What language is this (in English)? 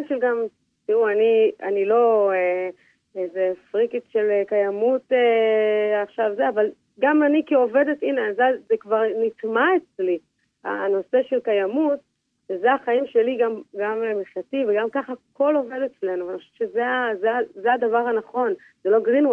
Hebrew